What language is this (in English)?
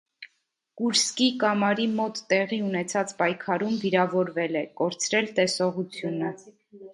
Armenian